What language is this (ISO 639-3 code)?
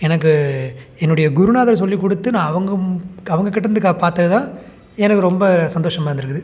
tam